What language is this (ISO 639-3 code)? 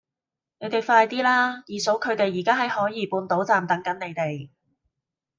yue